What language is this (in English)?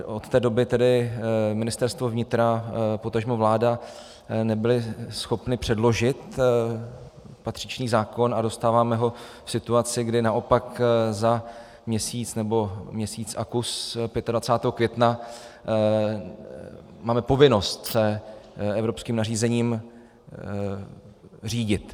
Czech